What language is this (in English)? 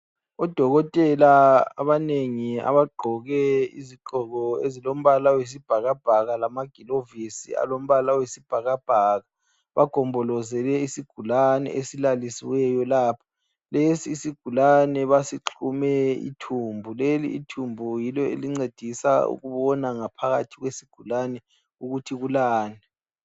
North Ndebele